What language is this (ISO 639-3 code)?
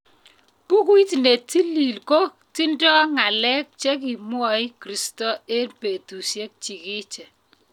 kln